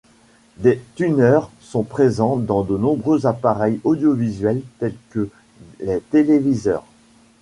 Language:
French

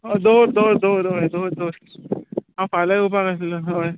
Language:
Konkani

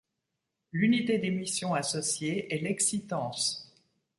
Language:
French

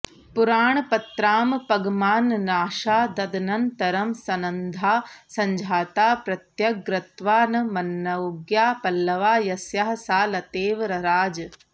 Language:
Sanskrit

